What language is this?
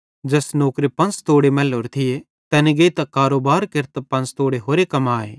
Bhadrawahi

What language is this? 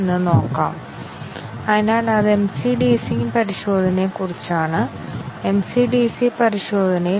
Malayalam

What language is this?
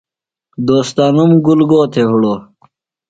Phalura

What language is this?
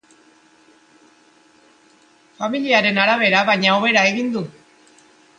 Basque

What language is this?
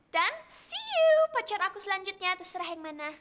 Indonesian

